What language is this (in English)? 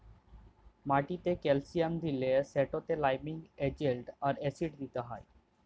Bangla